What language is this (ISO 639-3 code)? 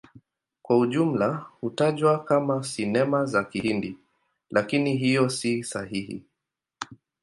swa